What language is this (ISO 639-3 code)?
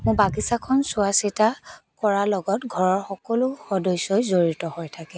asm